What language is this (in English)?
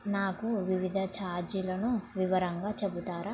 Telugu